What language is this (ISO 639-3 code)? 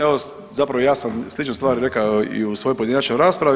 hrv